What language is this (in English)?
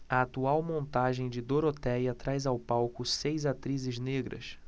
Portuguese